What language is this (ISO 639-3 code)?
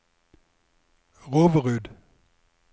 nor